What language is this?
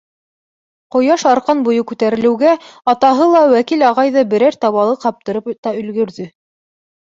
Bashkir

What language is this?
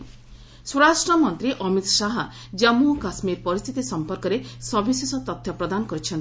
Odia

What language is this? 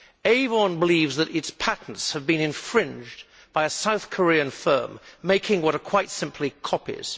English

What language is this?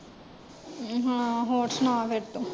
Punjabi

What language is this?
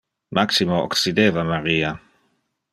Interlingua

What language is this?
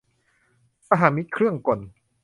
Thai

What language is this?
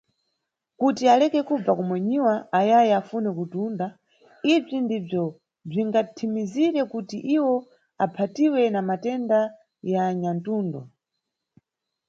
Nyungwe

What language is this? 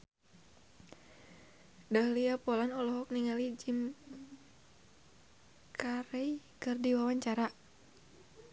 Sundanese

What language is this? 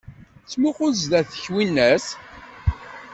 Kabyle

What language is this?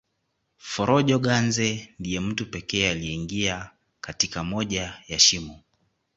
Swahili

